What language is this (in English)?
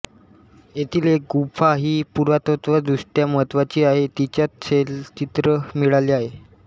Marathi